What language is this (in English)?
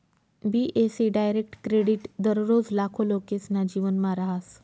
Marathi